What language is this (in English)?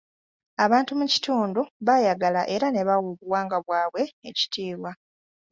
Ganda